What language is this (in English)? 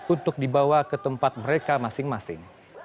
Indonesian